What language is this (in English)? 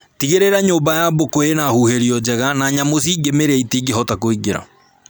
Kikuyu